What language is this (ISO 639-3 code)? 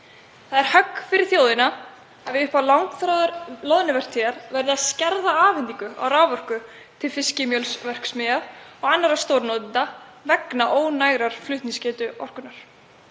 isl